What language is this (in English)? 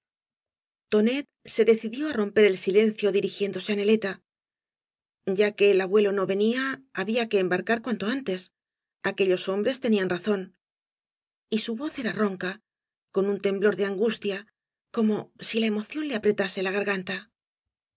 Spanish